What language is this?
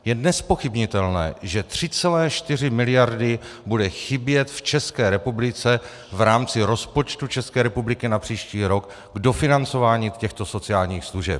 Czech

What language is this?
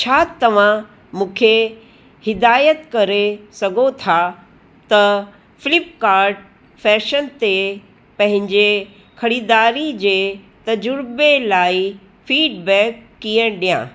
Sindhi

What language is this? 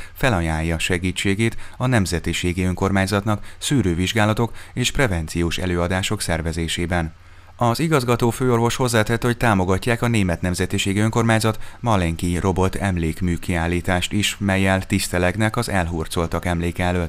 Hungarian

